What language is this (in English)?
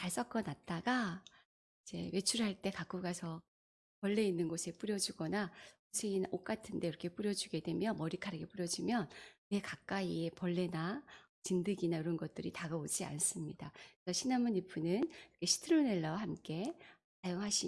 Korean